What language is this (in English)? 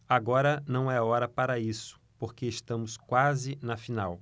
Portuguese